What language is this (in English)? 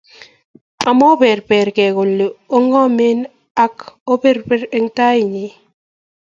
Kalenjin